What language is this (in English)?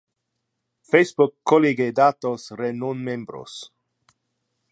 Interlingua